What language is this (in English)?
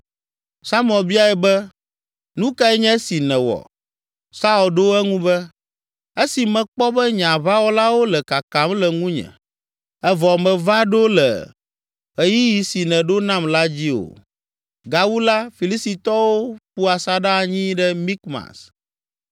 Ewe